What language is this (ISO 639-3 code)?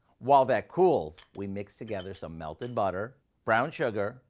eng